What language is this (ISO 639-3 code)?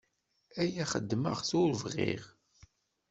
kab